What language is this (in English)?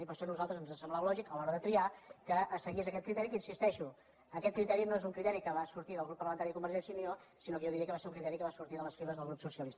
Catalan